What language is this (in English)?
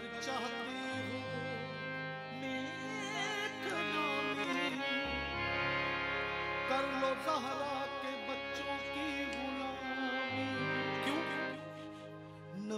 Arabic